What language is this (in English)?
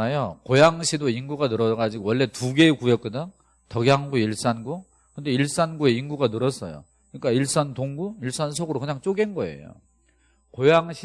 Korean